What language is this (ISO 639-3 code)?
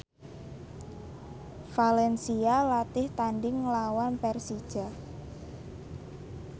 jav